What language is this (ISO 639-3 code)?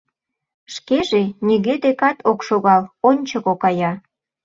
chm